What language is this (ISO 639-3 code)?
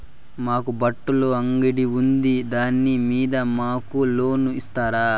tel